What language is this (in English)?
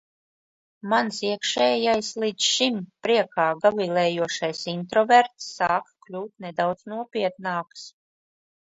Latvian